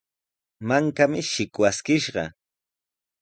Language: Sihuas Ancash Quechua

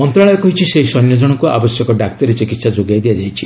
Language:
Odia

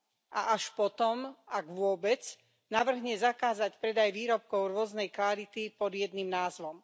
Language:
Slovak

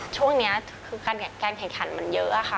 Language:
Thai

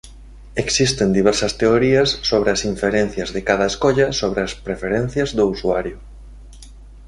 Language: Galician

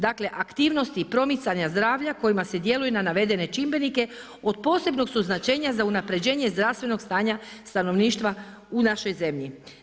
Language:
Croatian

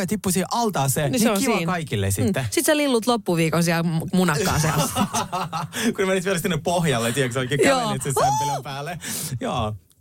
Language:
Finnish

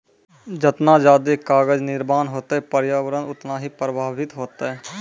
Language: Maithili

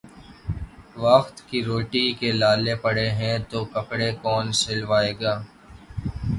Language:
Urdu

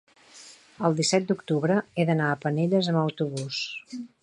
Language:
Catalan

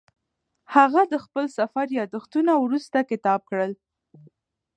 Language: Pashto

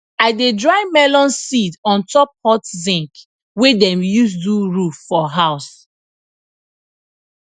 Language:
Nigerian Pidgin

